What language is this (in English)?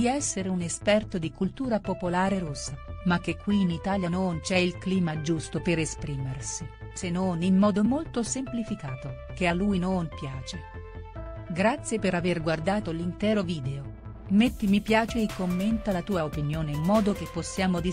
Italian